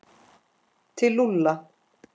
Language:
Icelandic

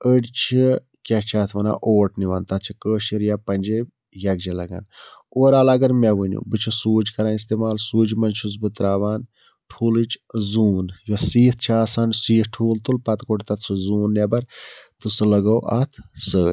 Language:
Kashmiri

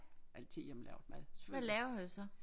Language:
Danish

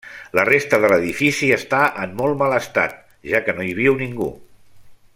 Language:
Catalan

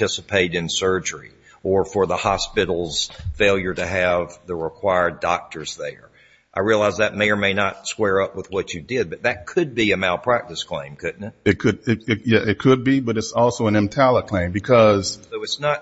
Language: English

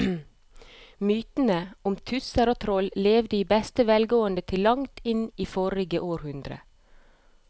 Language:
Norwegian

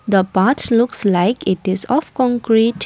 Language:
English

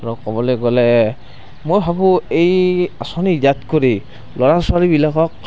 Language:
Assamese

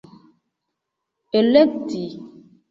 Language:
Esperanto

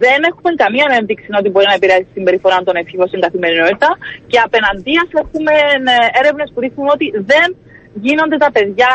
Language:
Greek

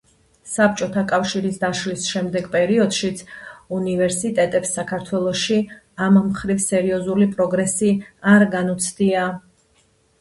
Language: Georgian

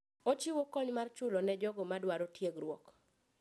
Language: Luo (Kenya and Tanzania)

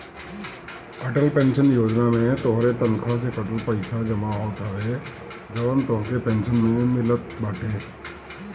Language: Bhojpuri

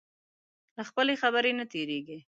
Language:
Pashto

